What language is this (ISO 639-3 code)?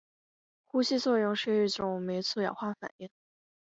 zho